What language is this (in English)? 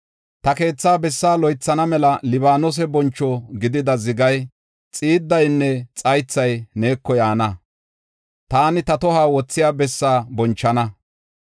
Gofa